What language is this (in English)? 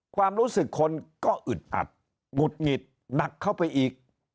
Thai